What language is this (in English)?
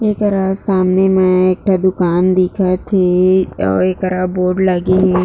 Chhattisgarhi